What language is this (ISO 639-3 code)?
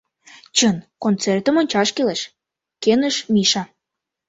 chm